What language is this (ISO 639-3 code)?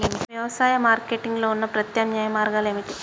tel